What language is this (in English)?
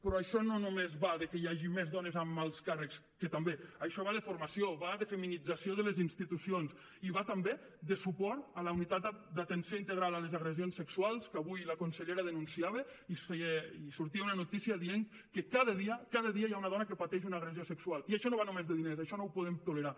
Catalan